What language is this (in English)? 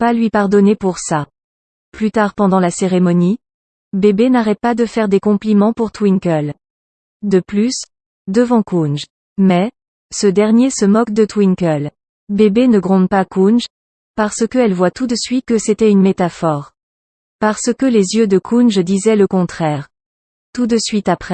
French